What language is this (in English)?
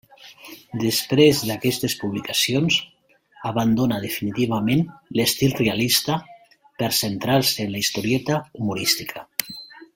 Catalan